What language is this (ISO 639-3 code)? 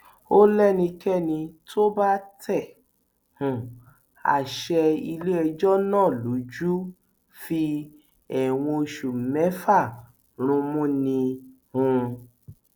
yor